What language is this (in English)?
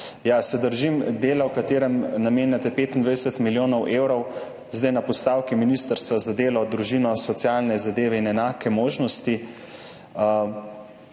Slovenian